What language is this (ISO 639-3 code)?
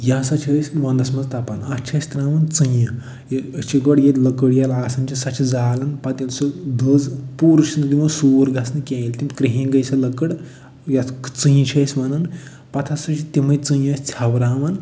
kas